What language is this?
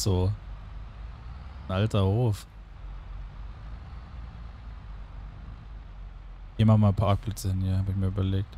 German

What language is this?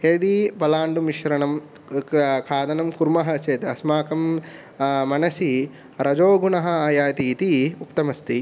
Sanskrit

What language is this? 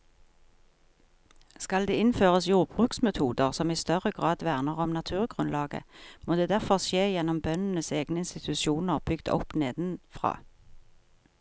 Norwegian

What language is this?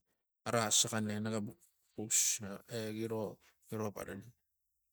Tigak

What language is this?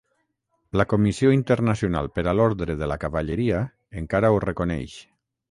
Catalan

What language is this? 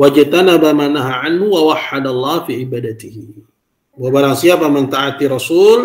Indonesian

